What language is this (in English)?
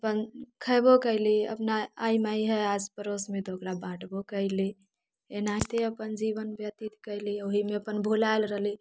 Maithili